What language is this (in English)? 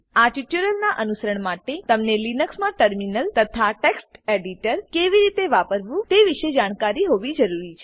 Gujarati